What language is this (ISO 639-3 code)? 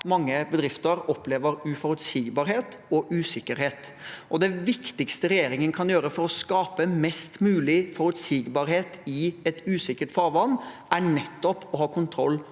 nor